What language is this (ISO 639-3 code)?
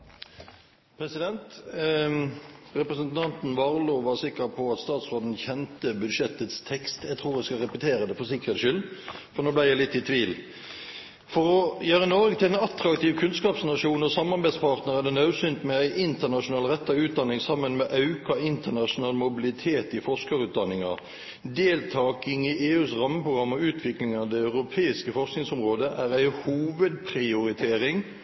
nor